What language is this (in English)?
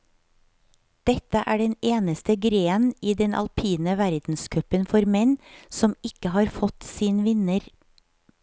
Norwegian